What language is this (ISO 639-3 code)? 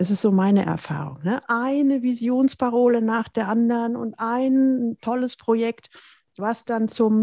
deu